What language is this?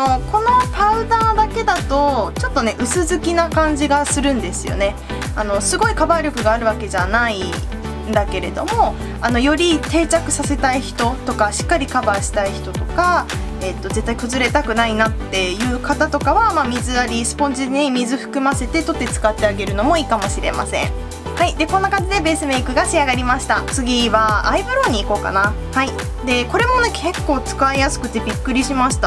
Japanese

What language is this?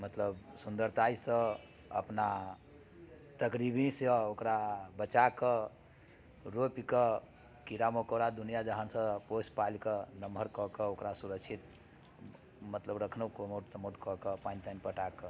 Maithili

